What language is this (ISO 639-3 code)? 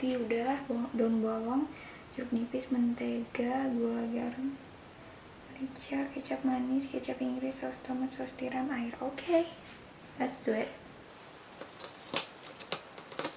ind